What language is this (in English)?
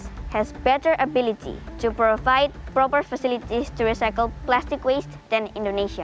Indonesian